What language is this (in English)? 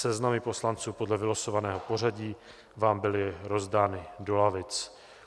Czech